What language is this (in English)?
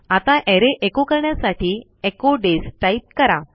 Marathi